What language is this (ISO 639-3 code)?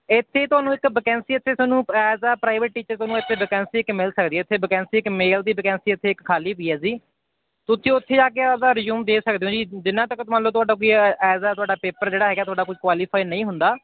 pan